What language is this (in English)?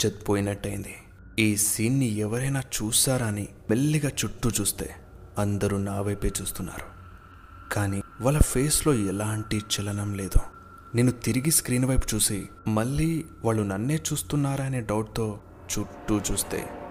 Telugu